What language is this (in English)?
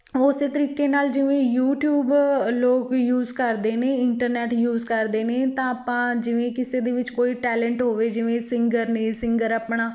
Punjabi